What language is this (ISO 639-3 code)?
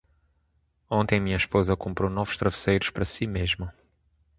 por